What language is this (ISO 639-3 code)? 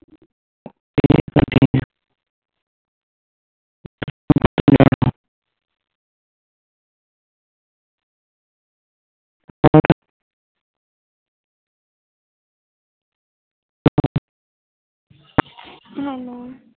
pan